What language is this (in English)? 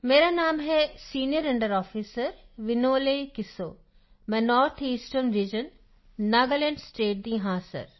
Punjabi